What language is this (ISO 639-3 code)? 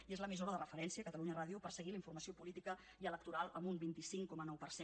cat